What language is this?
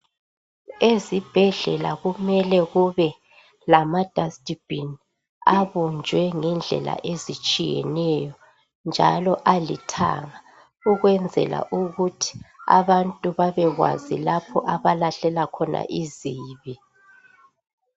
North Ndebele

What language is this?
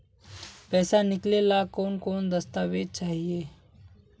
Magahi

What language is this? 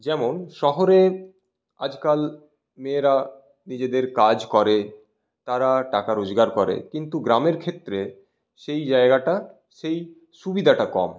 Bangla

